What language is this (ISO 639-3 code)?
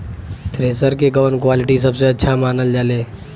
bho